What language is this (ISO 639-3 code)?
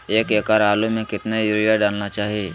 mag